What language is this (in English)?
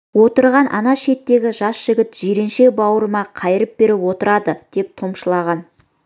Kazakh